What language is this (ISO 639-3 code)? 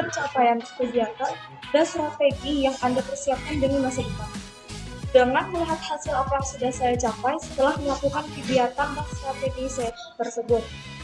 ind